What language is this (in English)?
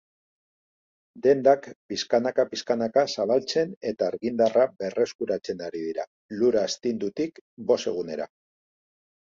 Basque